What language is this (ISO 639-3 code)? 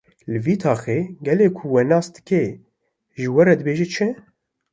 kur